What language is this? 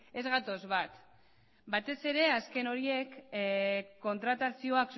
Basque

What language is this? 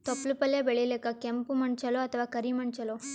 Kannada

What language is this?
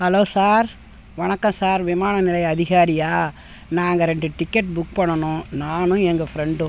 Tamil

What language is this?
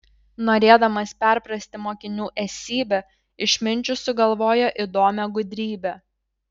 Lithuanian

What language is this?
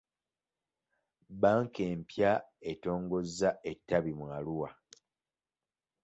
Ganda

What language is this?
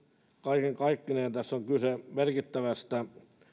Finnish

